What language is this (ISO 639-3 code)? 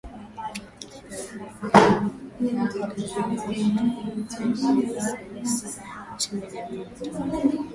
swa